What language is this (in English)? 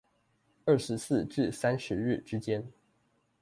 Chinese